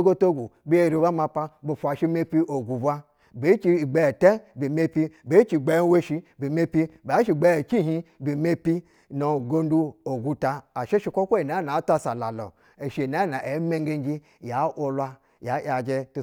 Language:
Basa (Nigeria)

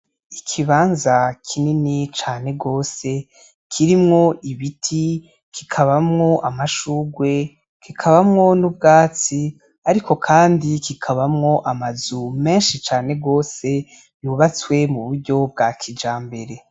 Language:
Rundi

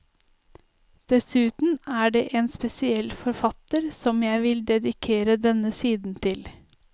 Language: Norwegian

